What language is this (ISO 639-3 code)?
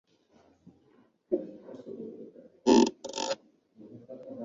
zho